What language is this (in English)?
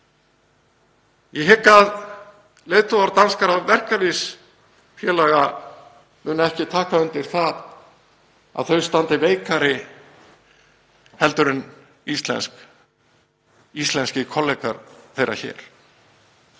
Icelandic